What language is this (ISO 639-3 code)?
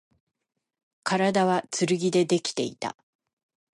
jpn